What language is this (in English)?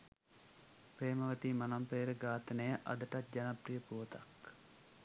Sinhala